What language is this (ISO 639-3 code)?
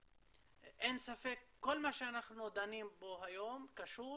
heb